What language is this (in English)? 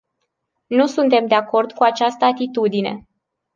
Romanian